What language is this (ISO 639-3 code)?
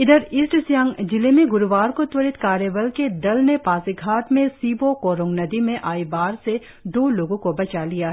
hin